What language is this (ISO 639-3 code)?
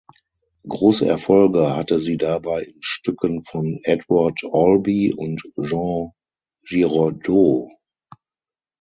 deu